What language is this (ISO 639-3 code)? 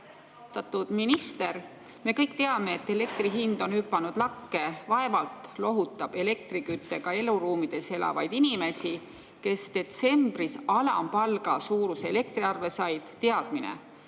est